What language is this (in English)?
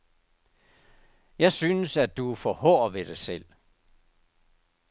Danish